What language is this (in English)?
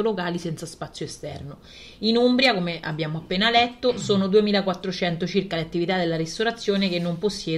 Italian